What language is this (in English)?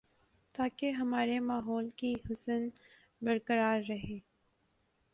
Urdu